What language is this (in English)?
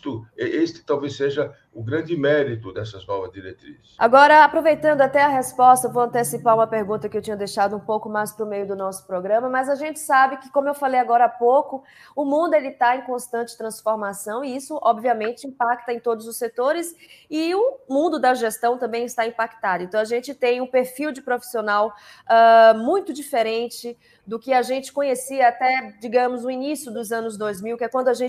Portuguese